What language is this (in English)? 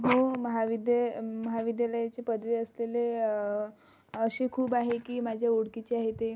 Marathi